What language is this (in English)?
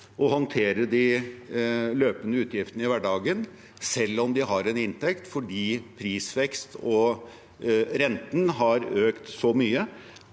Norwegian